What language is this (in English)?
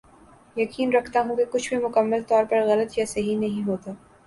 Urdu